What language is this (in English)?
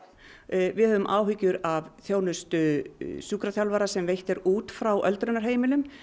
Icelandic